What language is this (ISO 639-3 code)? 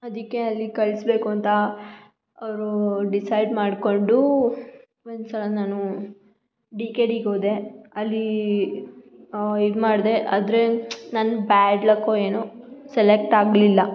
kan